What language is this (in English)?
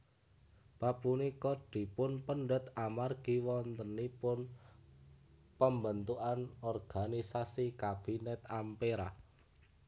Javanese